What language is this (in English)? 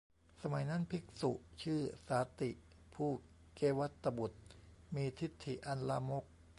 Thai